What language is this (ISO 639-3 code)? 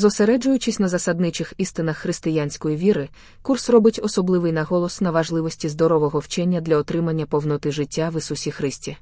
ukr